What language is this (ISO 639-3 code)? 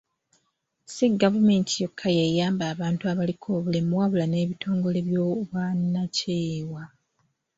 lug